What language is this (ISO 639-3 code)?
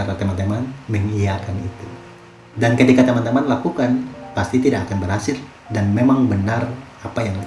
ind